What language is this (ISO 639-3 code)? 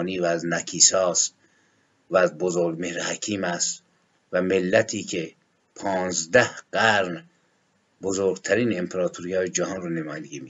fas